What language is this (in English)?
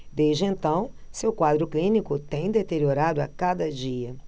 Portuguese